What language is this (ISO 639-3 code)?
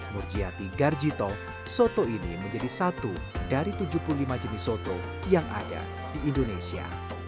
ind